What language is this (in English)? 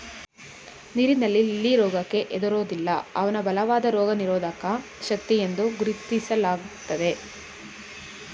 Kannada